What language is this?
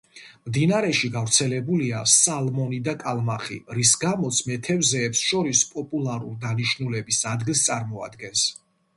Georgian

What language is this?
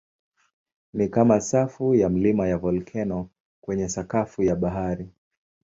Swahili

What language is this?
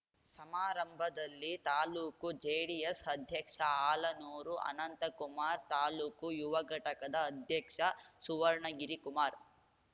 Kannada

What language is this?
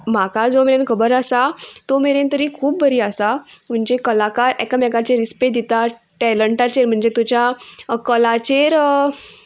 Konkani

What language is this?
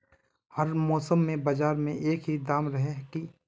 Magahi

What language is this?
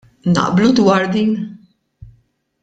Maltese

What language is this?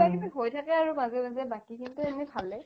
Assamese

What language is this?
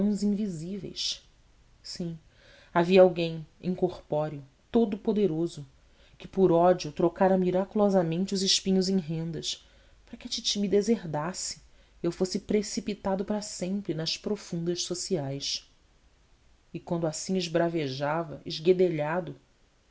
Portuguese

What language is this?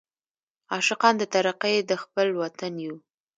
Pashto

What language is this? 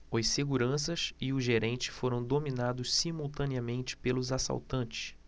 Portuguese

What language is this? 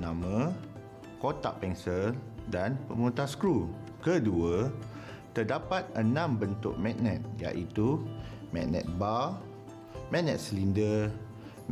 Malay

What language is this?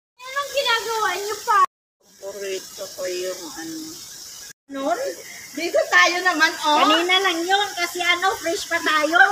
Filipino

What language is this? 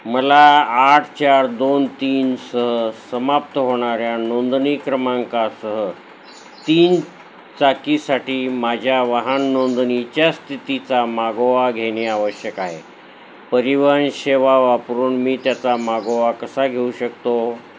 Marathi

